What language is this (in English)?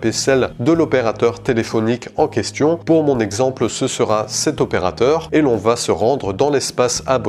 French